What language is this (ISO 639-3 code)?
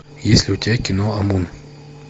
rus